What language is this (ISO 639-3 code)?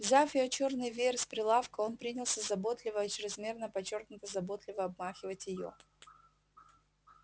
rus